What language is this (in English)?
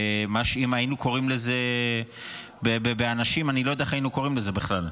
Hebrew